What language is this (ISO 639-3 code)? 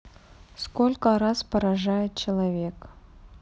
rus